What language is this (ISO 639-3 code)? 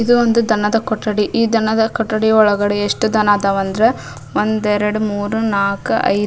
kan